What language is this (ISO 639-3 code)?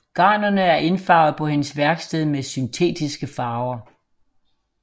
dan